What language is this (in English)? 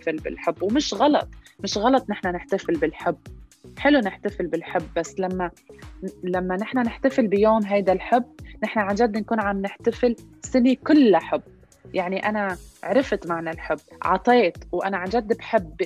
Arabic